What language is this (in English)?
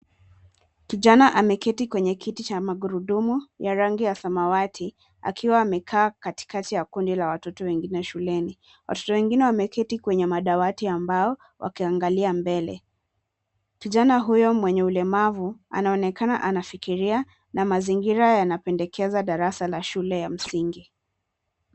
Swahili